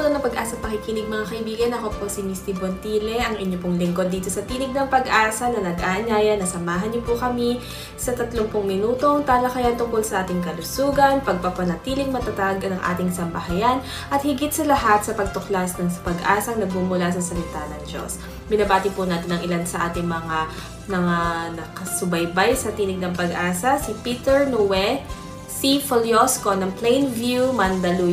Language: Filipino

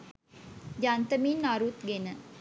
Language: Sinhala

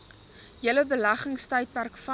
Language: Afrikaans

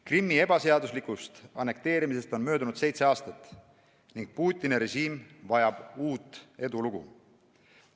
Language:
Estonian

